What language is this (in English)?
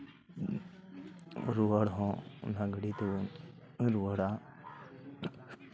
Santali